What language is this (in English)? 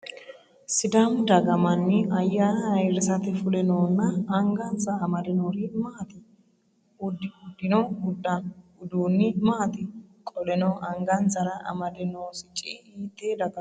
Sidamo